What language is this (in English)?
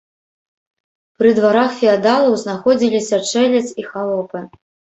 Belarusian